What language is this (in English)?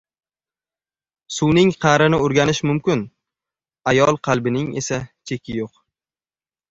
Uzbek